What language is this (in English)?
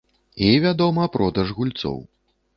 Belarusian